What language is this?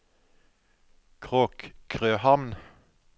Norwegian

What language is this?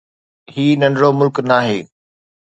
Sindhi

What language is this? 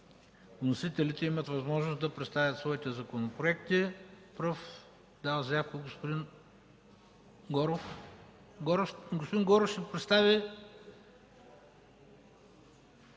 Bulgarian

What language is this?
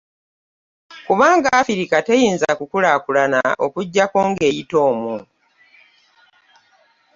Ganda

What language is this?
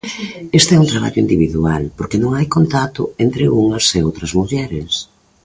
Galician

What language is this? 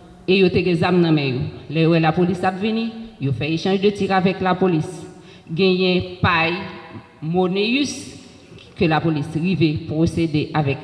French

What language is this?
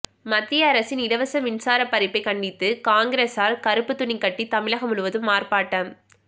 Tamil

